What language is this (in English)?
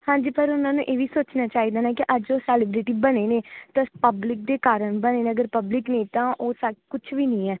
Punjabi